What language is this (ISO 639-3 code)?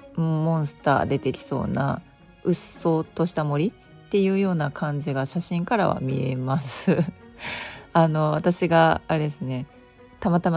jpn